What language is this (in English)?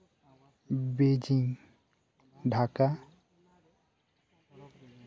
Santali